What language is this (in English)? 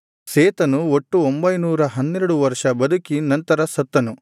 Kannada